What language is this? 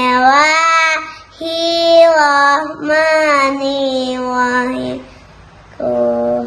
Indonesian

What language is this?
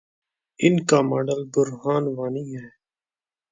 Urdu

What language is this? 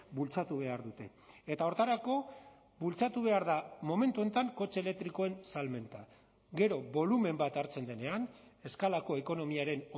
Basque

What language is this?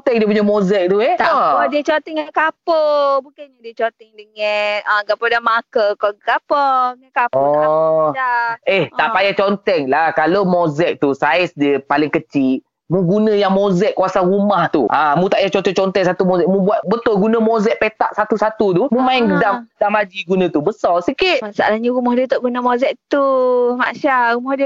Malay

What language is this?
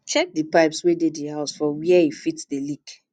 Nigerian Pidgin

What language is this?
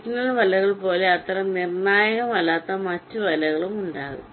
Malayalam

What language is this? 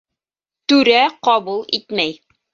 Bashkir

